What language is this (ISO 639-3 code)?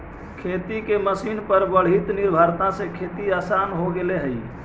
mag